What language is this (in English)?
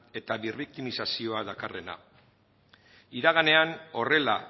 Basque